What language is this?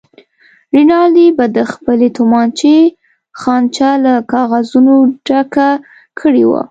Pashto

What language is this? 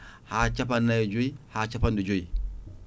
Fula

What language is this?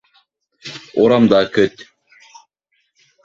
Bashkir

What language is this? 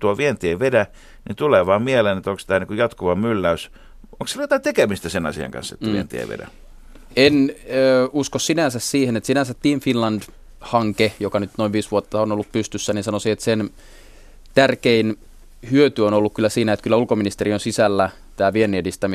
Finnish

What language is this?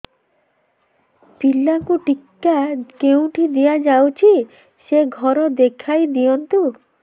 Odia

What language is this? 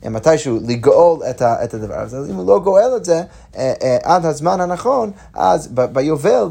Hebrew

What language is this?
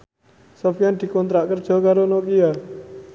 Javanese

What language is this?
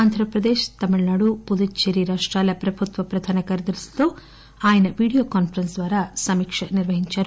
Telugu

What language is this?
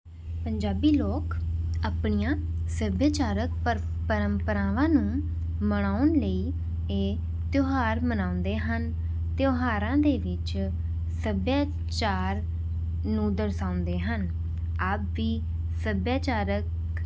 Punjabi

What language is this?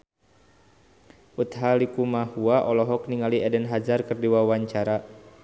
Sundanese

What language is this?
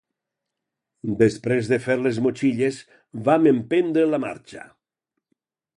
Catalan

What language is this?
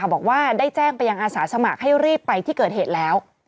Thai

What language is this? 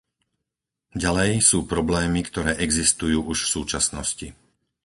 Slovak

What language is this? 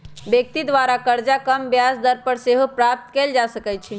Magahi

